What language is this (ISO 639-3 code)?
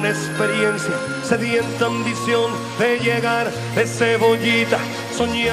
ukr